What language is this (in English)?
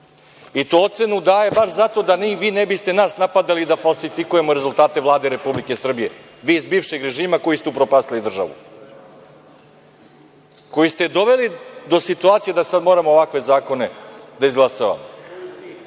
Serbian